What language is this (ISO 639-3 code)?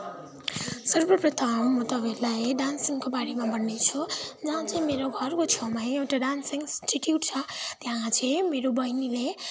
nep